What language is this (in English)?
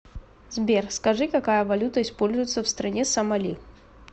Russian